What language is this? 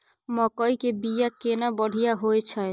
Maithili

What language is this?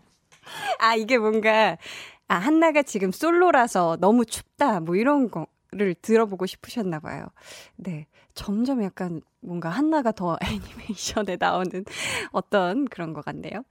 Korean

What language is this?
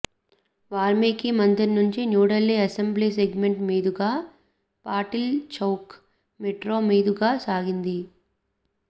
Telugu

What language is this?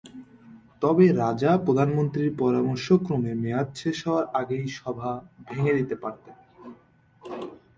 Bangla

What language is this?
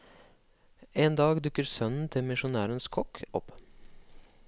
Norwegian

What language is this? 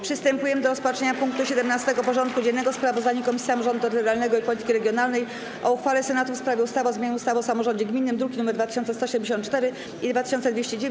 Polish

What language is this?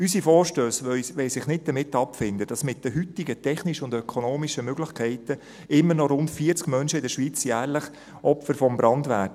Swiss German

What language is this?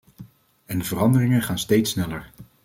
Dutch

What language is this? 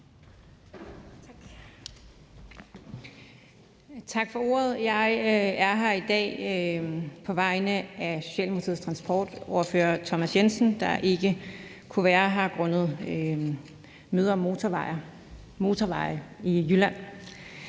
Danish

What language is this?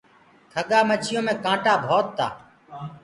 Gurgula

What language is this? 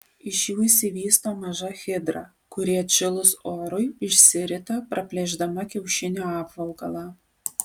Lithuanian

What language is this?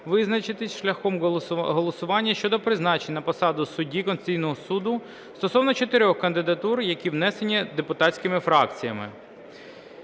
Ukrainian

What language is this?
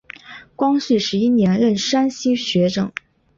Chinese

